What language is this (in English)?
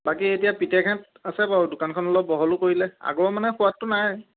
Assamese